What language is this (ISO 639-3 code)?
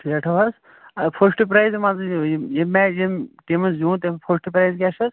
kas